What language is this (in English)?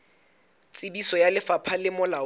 Southern Sotho